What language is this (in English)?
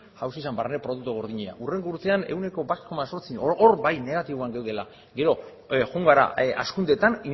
Basque